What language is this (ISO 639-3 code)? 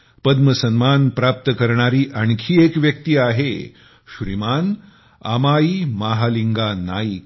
mar